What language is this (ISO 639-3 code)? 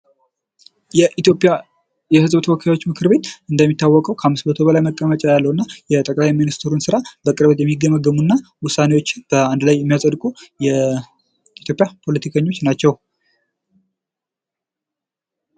amh